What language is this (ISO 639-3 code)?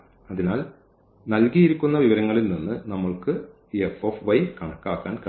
mal